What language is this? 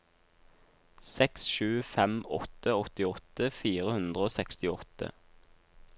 Norwegian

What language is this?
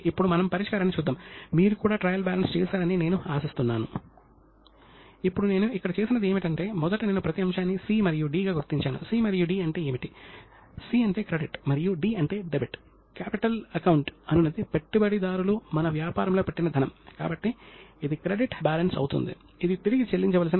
Telugu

